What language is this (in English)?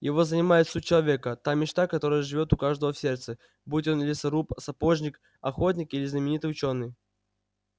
Russian